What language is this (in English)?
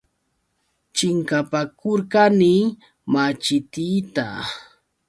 Yauyos Quechua